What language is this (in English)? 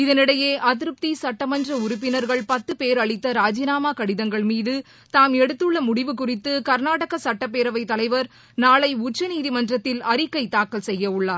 Tamil